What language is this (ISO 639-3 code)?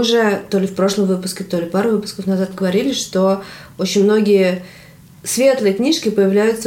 rus